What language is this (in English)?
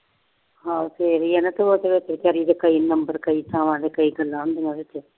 Punjabi